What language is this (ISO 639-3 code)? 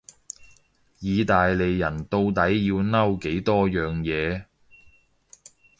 yue